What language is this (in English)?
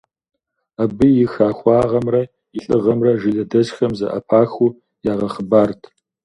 Kabardian